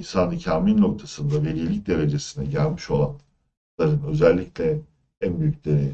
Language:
Turkish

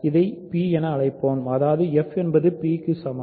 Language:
Tamil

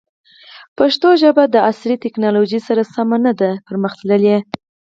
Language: Pashto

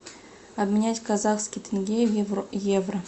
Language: Russian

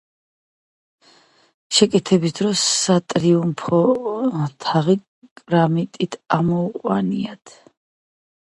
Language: Georgian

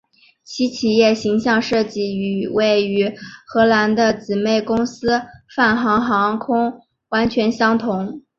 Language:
Chinese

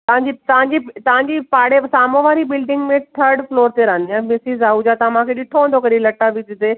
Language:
Sindhi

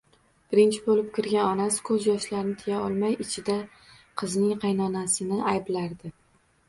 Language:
Uzbek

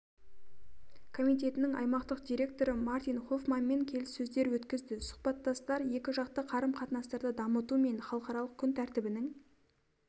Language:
Kazakh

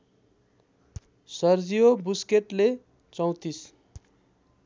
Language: Nepali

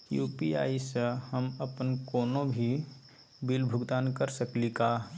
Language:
Magahi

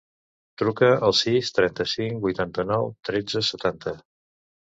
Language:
Catalan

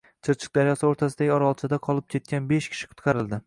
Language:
Uzbek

